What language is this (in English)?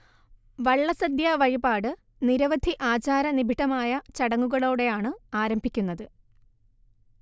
Malayalam